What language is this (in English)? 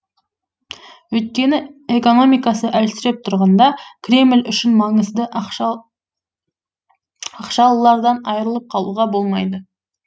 Kazakh